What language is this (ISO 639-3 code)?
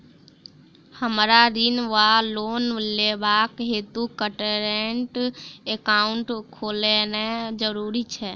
mai